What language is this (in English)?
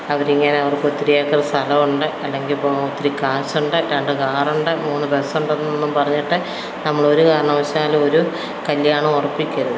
Malayalam